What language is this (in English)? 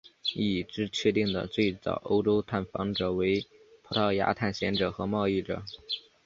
Chinese